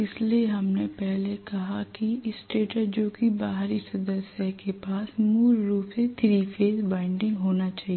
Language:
Hindi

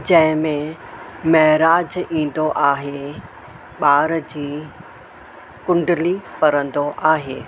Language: Sindhi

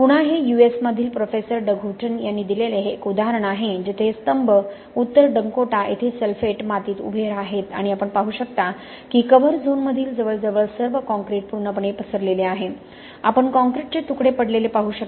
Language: Marathi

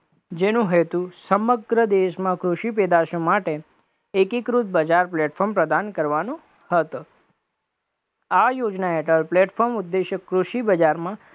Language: Gujarati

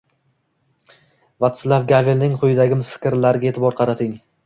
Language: Uzbek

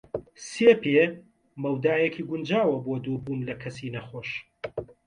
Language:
Central Kurdish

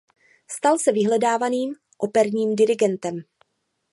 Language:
Czech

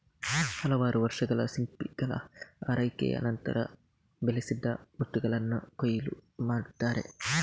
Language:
Kannada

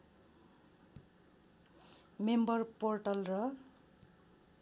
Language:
Nepali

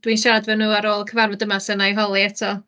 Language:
Welsh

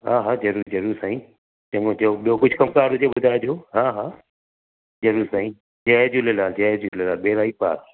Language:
Sindhi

